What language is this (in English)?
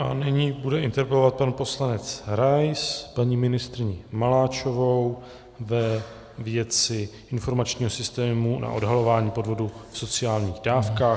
Czech